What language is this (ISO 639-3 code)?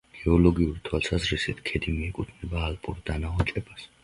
kat